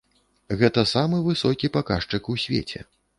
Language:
Belarusian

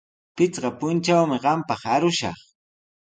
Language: Sihuas Ancash Quechua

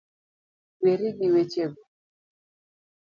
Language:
Luo (Kenya and Tanzania)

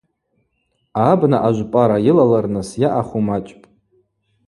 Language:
Abaza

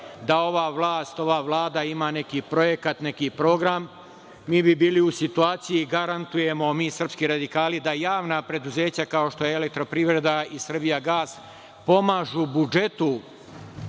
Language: Serbian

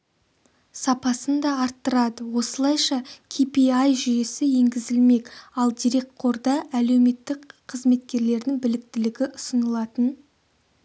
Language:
Kazakh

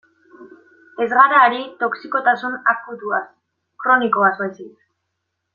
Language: Basque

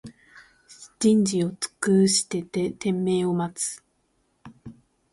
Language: Japanese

